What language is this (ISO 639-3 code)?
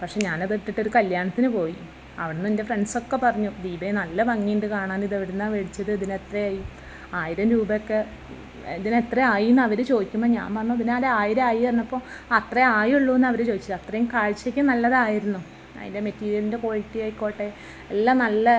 mal